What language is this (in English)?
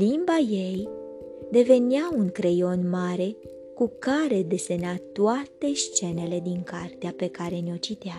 Romanian